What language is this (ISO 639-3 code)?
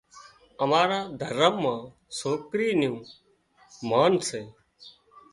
kxp